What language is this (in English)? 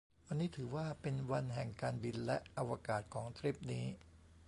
Thai